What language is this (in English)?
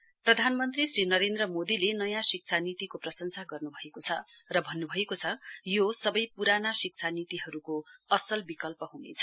Nepali